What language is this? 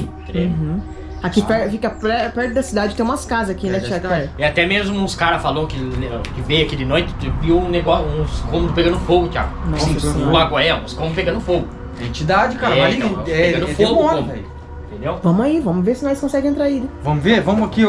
Portuguese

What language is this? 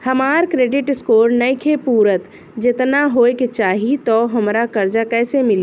Bhojpuri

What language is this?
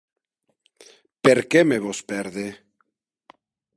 Occitan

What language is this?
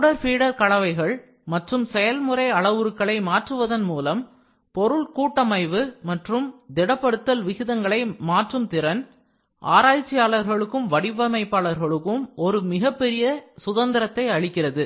Tamil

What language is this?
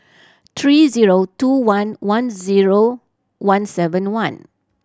English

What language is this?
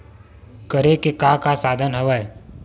Chhattisgarhi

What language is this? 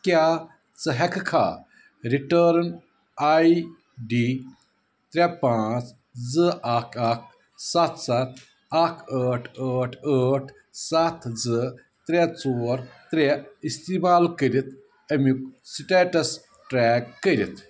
Kashmiri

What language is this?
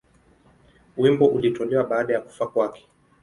Swahili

